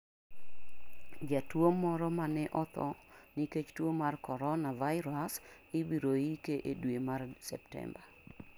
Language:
Luo (Kenya and Tanzania)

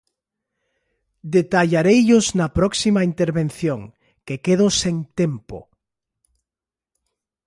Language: Galician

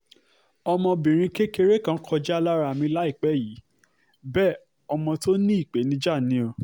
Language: Yoruba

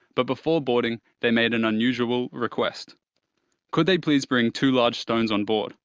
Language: English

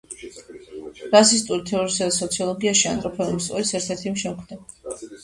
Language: Georgian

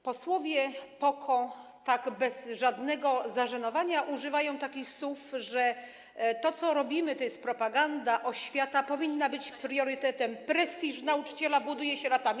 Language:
Polish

